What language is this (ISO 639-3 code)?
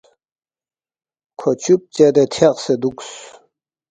bft